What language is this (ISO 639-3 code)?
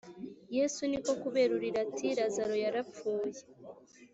kin